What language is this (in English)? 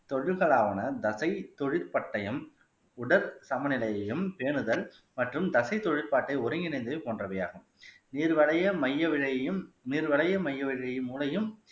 Tamil